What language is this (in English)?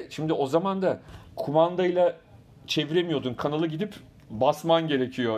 Turkish